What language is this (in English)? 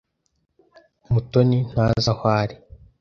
Kinyarwanda